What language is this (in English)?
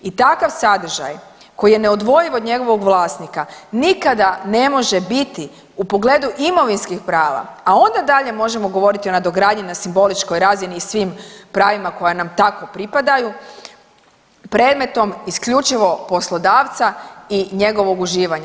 Croatian